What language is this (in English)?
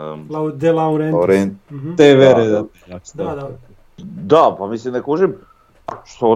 Croatian